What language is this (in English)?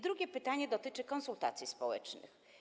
Polish